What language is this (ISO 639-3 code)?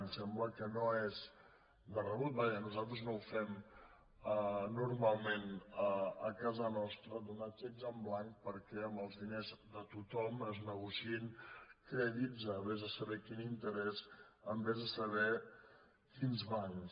cat